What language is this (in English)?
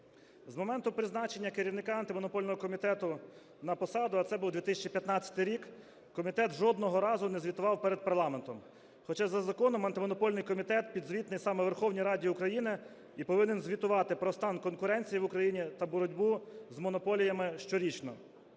Ukrainian